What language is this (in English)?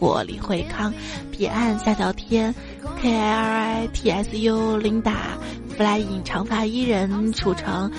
Chinese